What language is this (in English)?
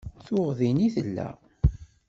Kabyle